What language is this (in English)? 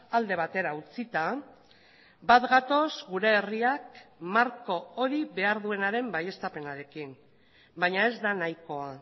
Basque